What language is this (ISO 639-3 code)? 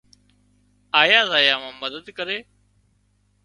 kxp